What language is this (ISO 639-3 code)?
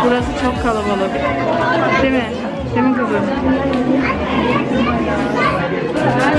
tur